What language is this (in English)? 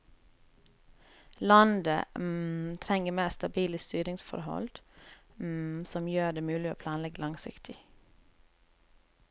Norwegian